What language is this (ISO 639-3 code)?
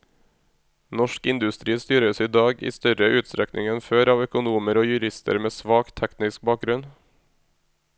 nor